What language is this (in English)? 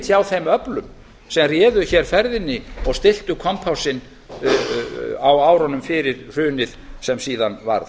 Icelandic